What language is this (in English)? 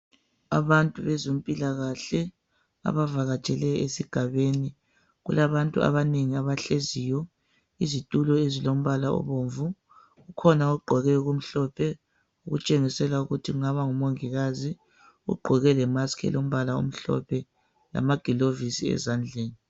North Ndebele